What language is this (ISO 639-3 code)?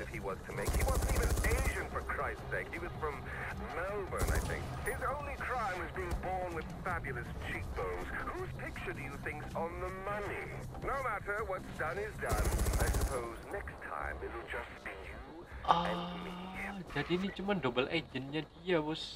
ind